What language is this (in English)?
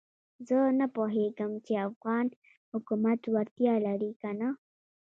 Pashto